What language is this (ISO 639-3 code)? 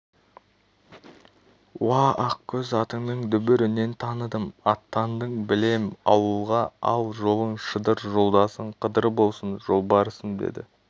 kaz